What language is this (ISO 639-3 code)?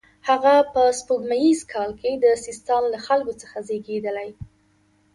pus